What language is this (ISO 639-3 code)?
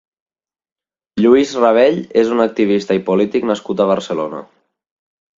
cat